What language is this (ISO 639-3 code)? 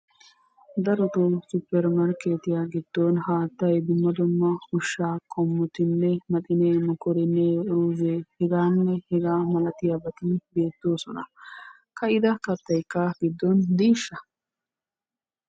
wal